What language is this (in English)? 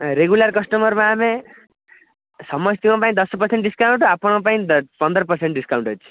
Odia